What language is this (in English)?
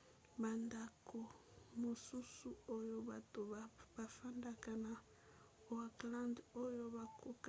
Lingala